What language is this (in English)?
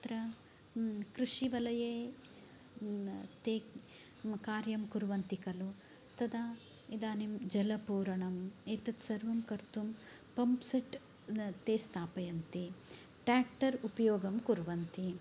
Sanskrit